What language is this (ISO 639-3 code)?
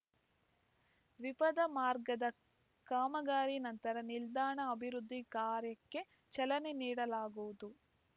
kan